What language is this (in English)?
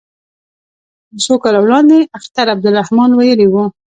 Pashto